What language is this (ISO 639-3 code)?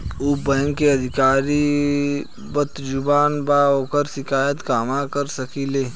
bho